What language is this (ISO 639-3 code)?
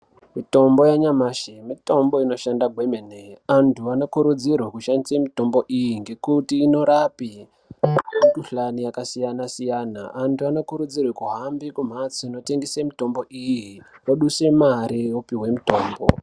ndc